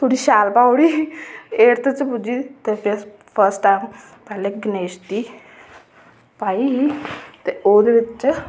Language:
Dogri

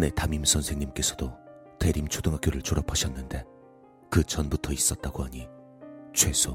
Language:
Korean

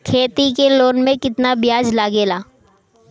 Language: Bhojpuri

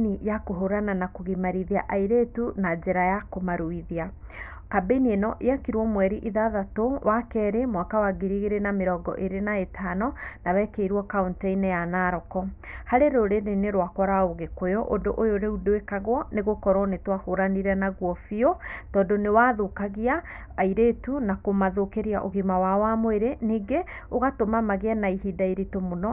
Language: Kikuyu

